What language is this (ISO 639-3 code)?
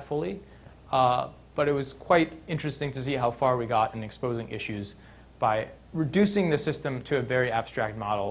eng